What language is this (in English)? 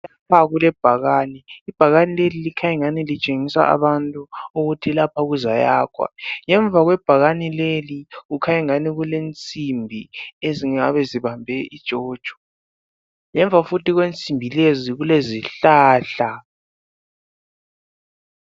North Ndebele